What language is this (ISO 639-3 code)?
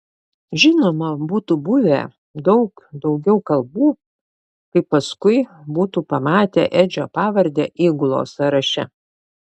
lit